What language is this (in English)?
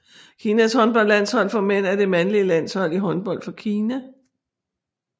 Danish